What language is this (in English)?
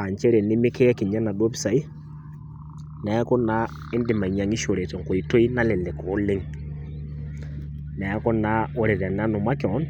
Masai